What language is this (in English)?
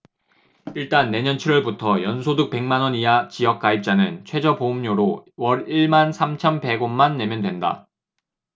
Korean